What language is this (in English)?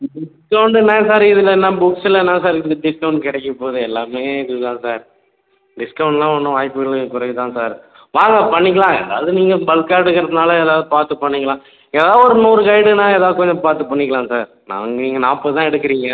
Tamil